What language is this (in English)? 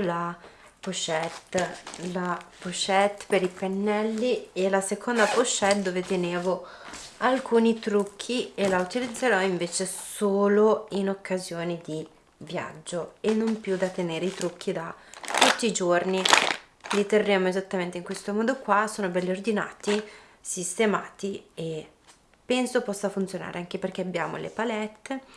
Italian